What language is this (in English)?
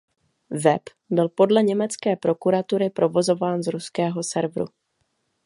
Czech